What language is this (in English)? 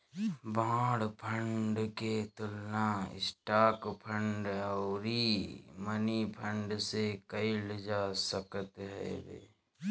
Bhojpuri